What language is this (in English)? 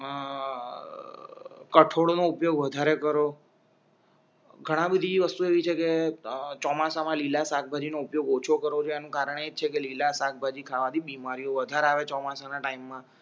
Gujarati